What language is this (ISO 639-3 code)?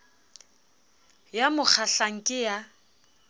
sot